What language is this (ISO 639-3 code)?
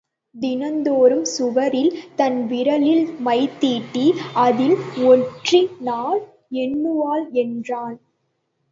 tam